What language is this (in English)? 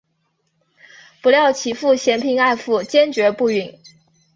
Chinese